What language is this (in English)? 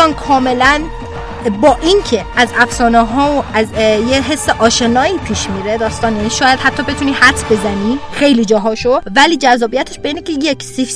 Persian